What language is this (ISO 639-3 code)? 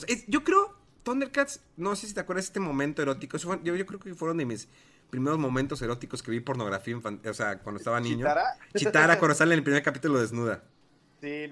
spa